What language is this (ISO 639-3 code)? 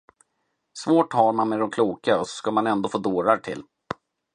swe